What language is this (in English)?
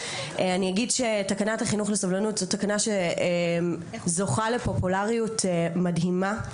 Hebrew